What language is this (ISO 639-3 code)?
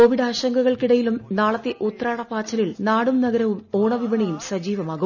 mal